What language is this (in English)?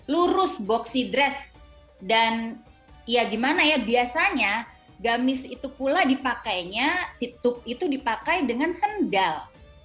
Indonesian